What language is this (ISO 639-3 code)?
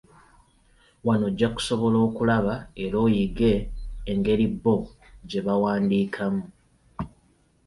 lug